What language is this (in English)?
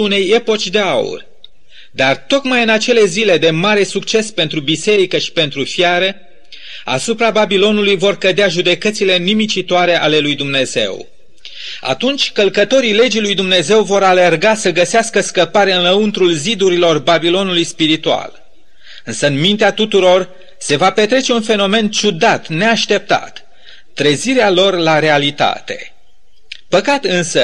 Romanian